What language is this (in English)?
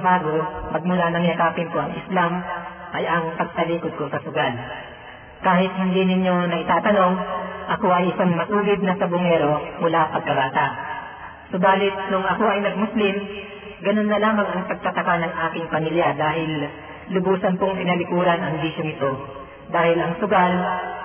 Filipino